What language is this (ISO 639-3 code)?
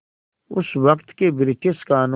hin